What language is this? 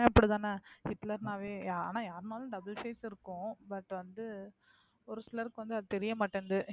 Tamil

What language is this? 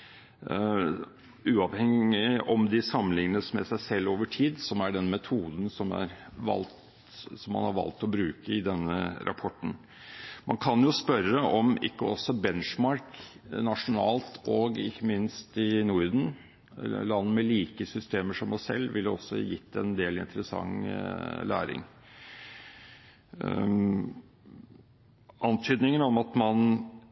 Norwegian Bokmål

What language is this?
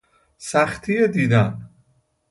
Persian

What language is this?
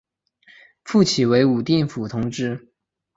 Chinese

